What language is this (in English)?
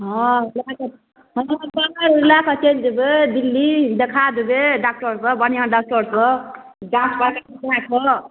Maithili